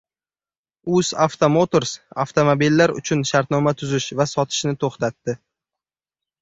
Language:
Uzbek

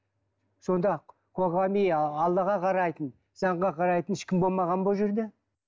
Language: Kazakh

